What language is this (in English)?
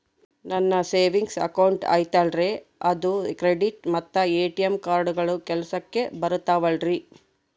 Kannada